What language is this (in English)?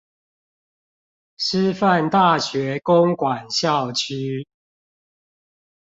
Chinese